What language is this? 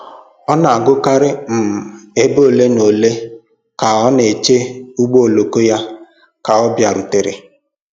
Igbo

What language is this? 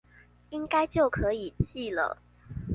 Chinese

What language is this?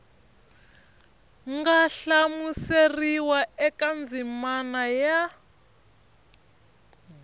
Tsonga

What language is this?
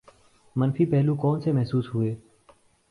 Urdu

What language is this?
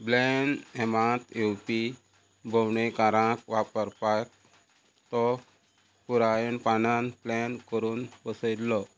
Konkani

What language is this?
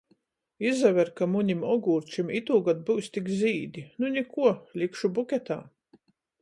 Latgalian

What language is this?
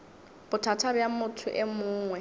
Northern Sotho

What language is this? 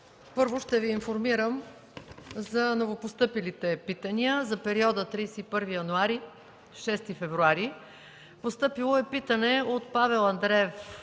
Bulgarian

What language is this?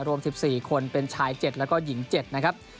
Thai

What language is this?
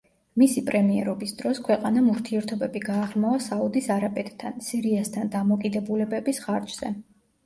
Georgian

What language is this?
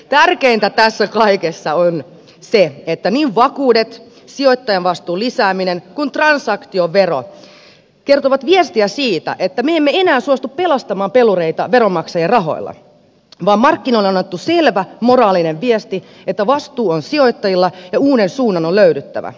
Finnish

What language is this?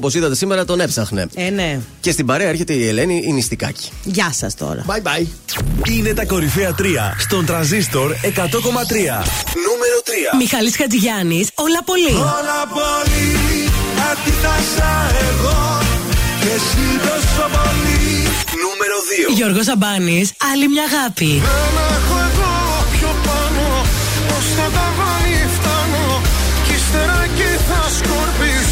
Greek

